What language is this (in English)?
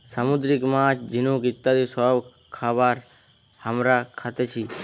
Bangla